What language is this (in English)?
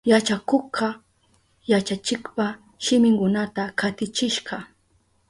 Southern Pastaza Quechua